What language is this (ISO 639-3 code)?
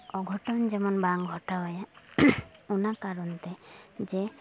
sat